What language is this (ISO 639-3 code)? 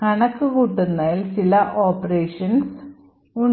mal